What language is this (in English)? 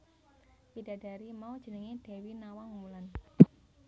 Javanese